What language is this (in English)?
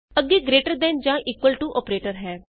Punjabi